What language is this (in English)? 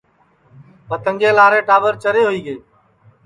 Sansi